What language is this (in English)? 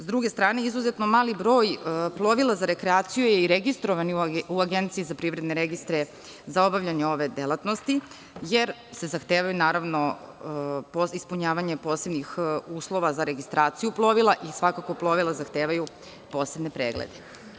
Serbian